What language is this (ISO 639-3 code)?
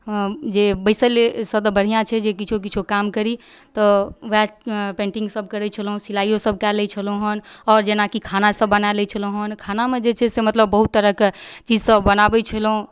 mai